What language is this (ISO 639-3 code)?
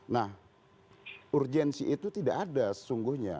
ind